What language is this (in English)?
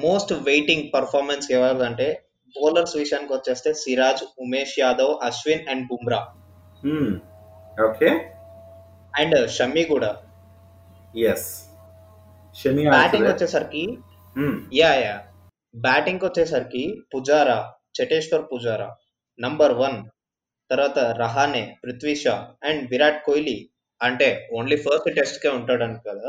Telugu